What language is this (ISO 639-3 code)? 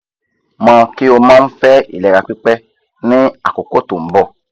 yor